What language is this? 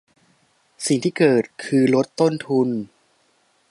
Thai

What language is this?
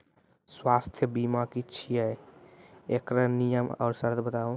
Maithili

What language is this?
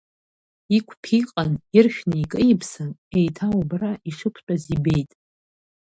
Abkhazian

